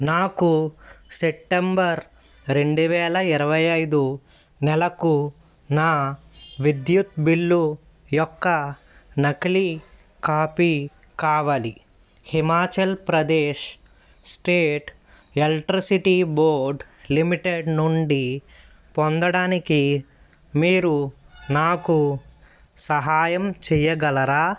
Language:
Telugu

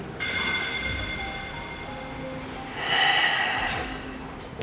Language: Indonesian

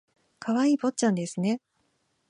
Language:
Japanese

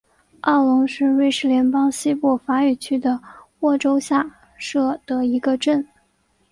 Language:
Chinese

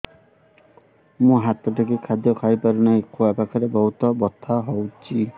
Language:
Odia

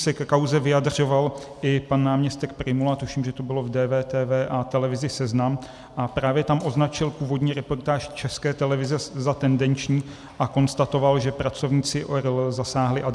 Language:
Czech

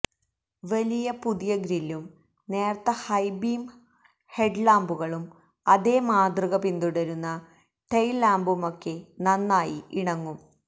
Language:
Malayalam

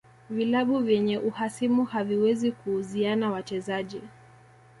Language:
Swahili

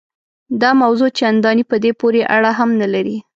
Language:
Pashto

